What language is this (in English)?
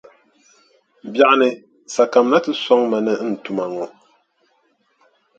Dagbani